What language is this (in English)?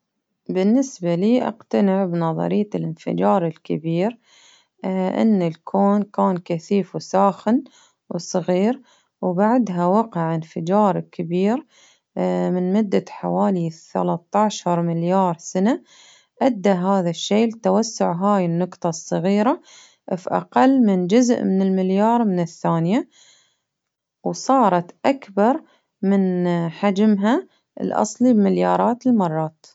Baharna Arabic